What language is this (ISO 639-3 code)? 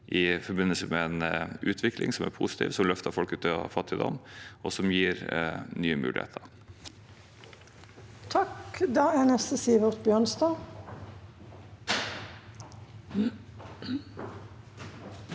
nor